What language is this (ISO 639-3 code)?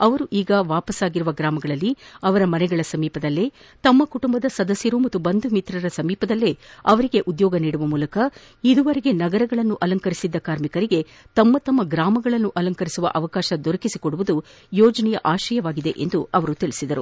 kan